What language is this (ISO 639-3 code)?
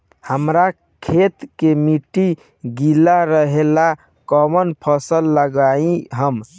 bho